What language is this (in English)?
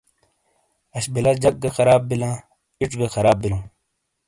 Shina